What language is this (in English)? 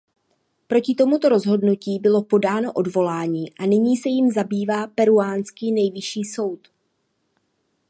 Czech